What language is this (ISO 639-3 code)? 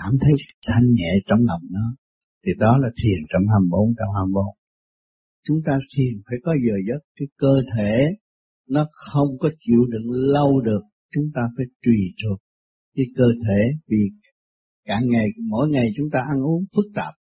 vie